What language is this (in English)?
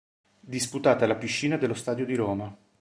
Italian